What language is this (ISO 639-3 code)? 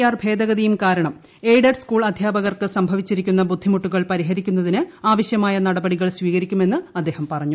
mal